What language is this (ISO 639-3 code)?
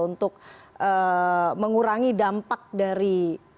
ind